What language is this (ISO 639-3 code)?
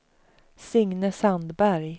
swe